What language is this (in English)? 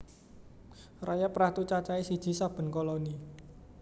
Javanese